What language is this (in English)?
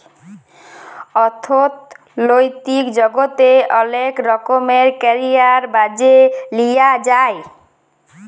Bangla